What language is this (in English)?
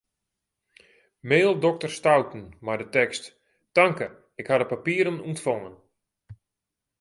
Western Frisian